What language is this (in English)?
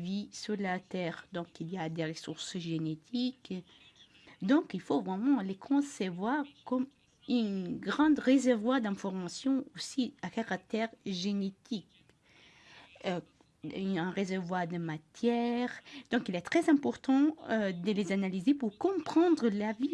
French